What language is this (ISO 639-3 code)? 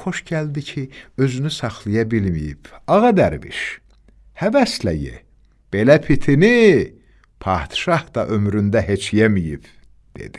tur